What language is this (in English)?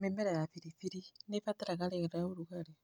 Kikuyu